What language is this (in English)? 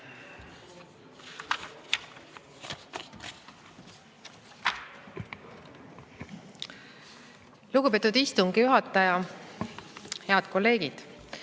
Estonian